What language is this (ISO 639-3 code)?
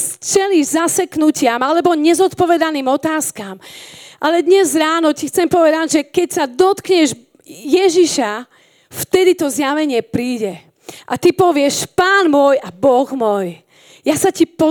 slk